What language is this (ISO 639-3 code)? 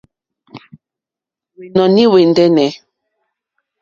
bri